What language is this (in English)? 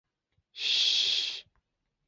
Chinese